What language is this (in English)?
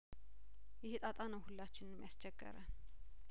Amharic